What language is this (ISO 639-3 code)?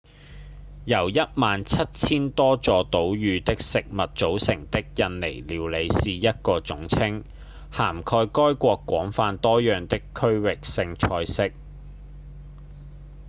yue